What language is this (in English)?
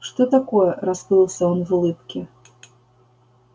Russian